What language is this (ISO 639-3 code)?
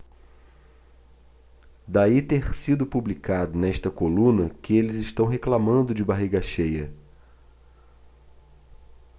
por